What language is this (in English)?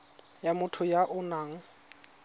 Tswana